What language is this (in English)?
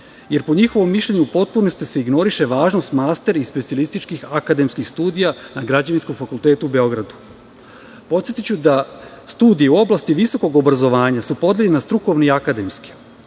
Serbian